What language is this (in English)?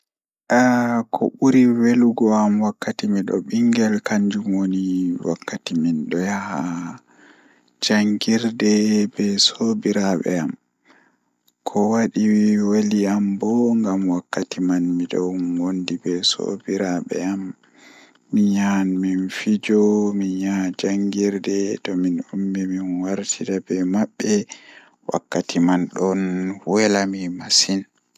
Fula